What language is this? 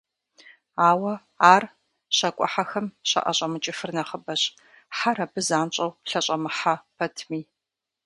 Kabardian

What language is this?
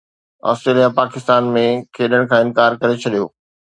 Sindhi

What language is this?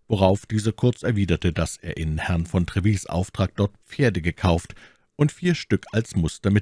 German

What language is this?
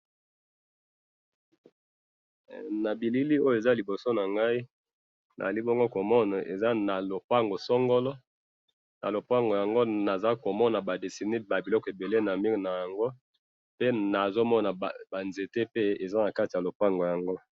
Lingala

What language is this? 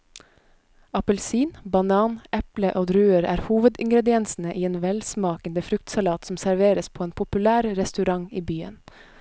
Norwegian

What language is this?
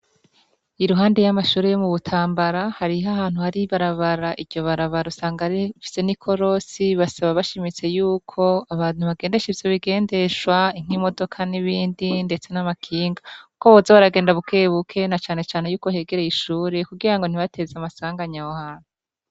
Rundi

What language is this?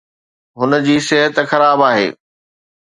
Sindhi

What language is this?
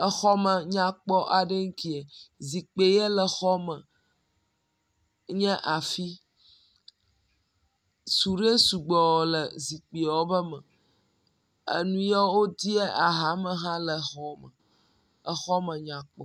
Ewe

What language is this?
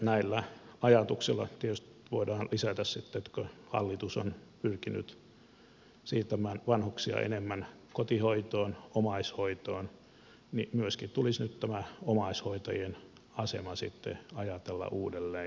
Finnish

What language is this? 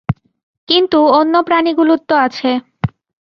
Bangla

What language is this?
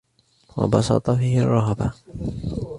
Arabic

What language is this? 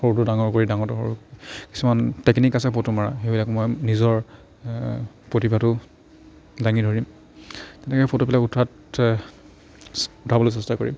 Assamese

